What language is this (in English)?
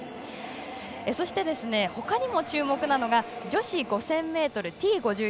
Japanese